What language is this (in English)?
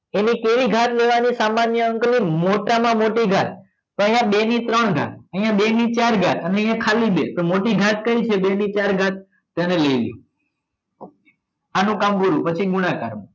Gujarati